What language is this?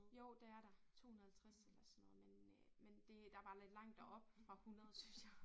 Danish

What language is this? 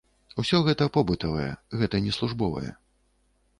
Belarusian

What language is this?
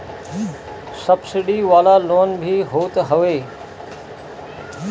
Bhojpuri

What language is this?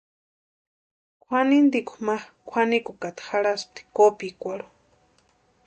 Western Highland Purepecha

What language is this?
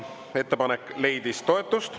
Estonian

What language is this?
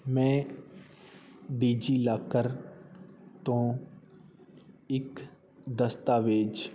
Punjabi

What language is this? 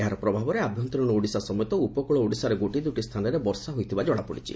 Odia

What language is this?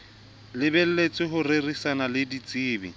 Southern Sotho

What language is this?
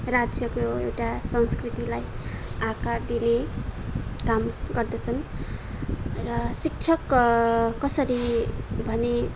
Nepali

